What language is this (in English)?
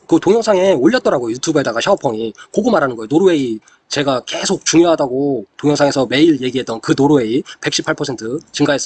Korean